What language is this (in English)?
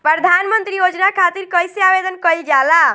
Bhojpuri